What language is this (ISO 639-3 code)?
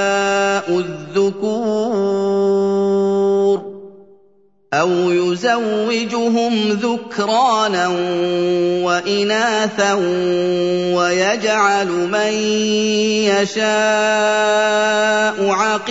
ara